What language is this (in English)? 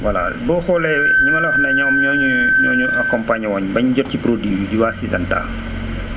Wolof